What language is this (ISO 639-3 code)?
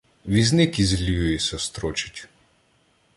ukr